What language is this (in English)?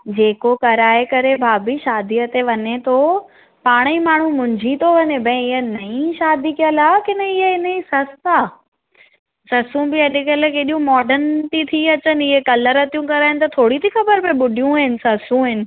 Sindhi